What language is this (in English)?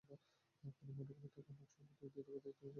Bangla